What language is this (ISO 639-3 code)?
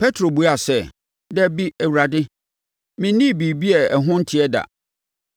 aka